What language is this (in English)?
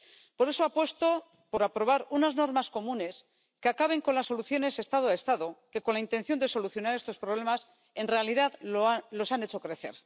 Spanish